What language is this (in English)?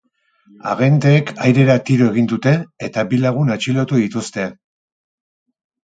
Basque